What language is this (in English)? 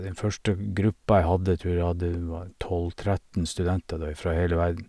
Norwegian